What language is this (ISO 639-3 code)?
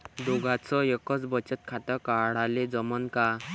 mar